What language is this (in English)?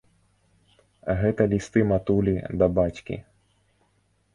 Belarusian